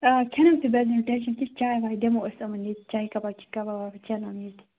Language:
Kashmiri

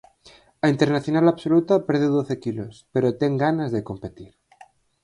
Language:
Galician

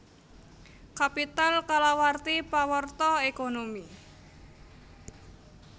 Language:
Javanese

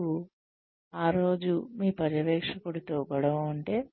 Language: Telugu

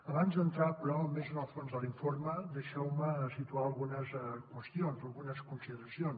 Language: Catalan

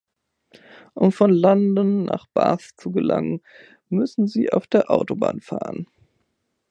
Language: German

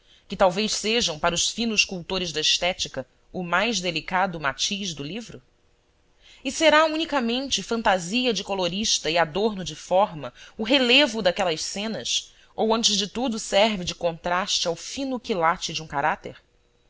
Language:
Portuguese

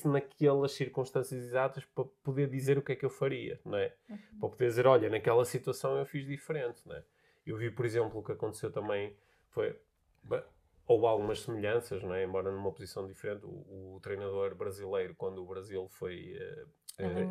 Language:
Portuguese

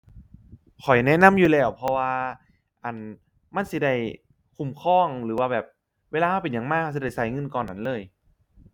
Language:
Thai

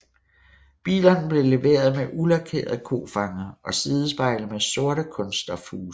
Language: Danish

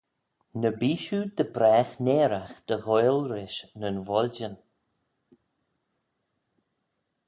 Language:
Manx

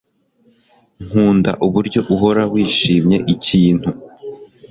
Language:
Kinyarwanda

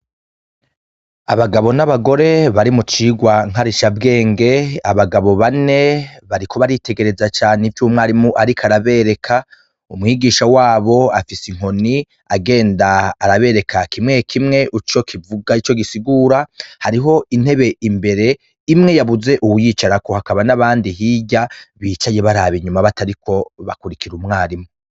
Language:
Rundi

